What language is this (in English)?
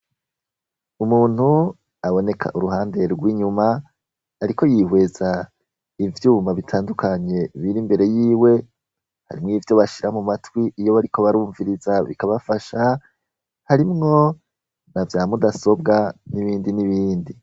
Rundi